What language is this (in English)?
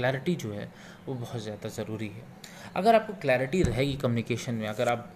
Hindi